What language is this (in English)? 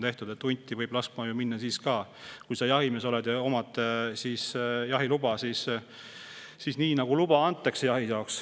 Estonian